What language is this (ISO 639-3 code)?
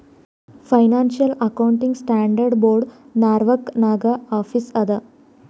kan